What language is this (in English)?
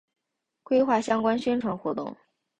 Chinese